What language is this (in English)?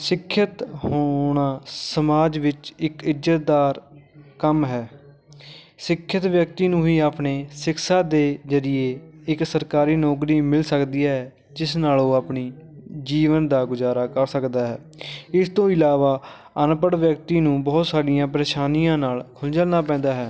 Punjabi